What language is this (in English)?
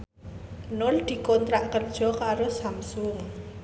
Javanese